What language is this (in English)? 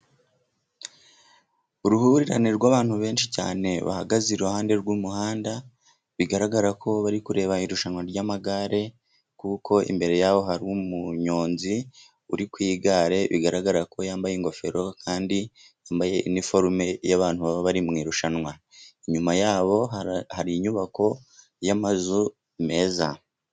Kinyarwanda